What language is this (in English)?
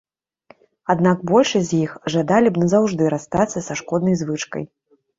Belarusian